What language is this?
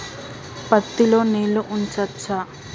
Telugu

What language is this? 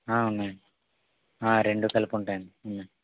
Telugu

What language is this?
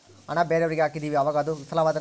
Kannada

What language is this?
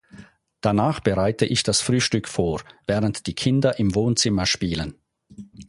German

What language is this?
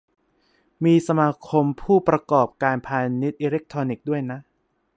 Thai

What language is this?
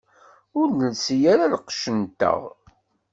Kabyle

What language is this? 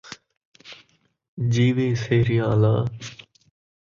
Saraiki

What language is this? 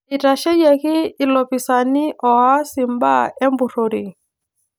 Masai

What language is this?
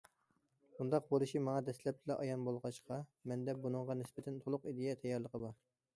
Uyghur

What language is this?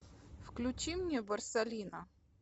Russian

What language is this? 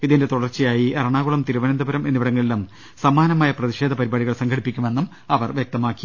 Malayalam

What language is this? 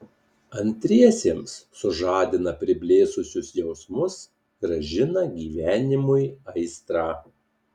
Lithuanian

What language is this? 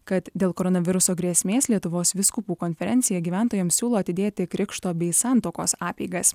Lithuanian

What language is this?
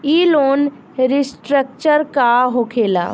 Bhojpuri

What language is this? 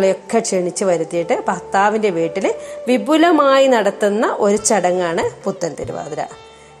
Malayalam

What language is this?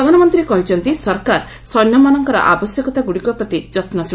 Odia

